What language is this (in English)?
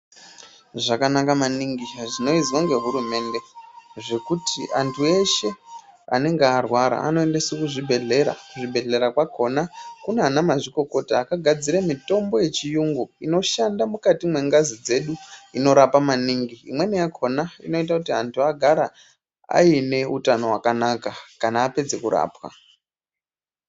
Ndau